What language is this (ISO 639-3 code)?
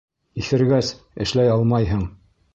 bak